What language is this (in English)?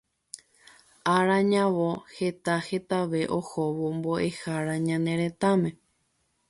Guarani